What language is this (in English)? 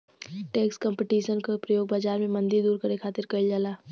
Bhojpuri